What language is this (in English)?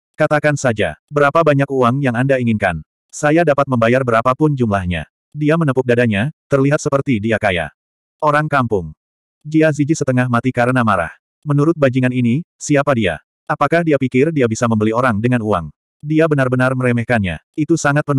Indonesian